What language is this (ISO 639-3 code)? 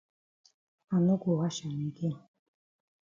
wes